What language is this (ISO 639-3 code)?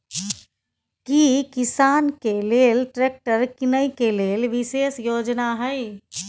mai